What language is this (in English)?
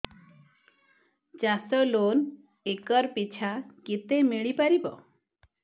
Odia